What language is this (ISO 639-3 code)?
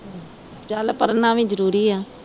pan